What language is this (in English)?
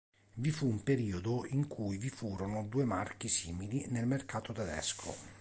Italian